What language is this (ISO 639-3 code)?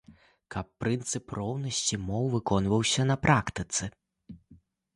bel